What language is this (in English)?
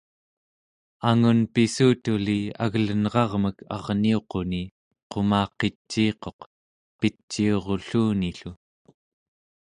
Central Yupik